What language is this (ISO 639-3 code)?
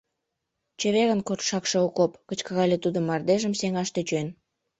chm